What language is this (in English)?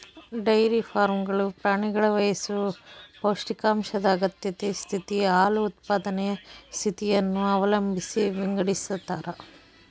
Kannada